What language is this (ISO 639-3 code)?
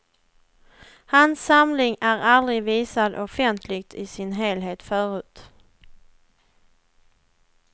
swe